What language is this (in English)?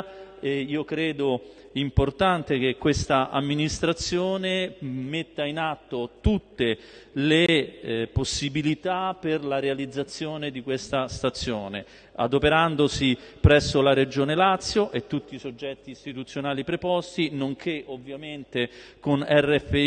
Italian